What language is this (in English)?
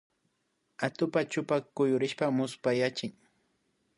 Imbabura Highland Quichua